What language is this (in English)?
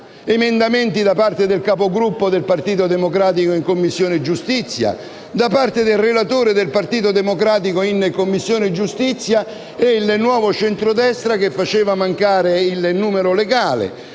Italian